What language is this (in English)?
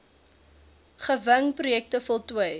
Afrikaans